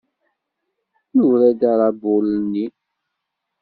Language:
Kabyle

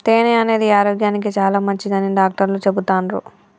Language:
Telugu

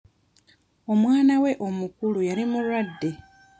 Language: Ganda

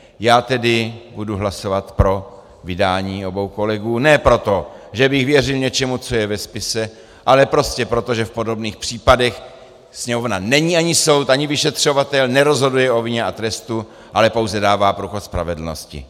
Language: Czech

